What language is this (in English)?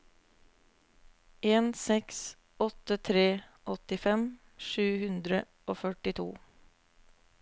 Norwegian